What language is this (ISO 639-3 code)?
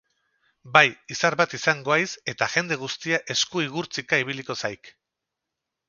eus